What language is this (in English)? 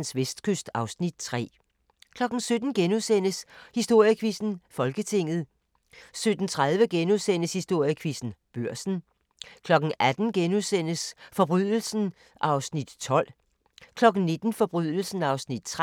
Danish